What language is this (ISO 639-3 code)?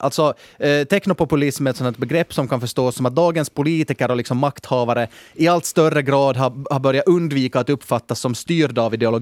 swe